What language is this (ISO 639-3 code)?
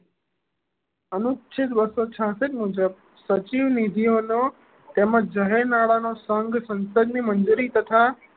guj